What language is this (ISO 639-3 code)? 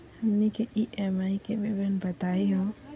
mag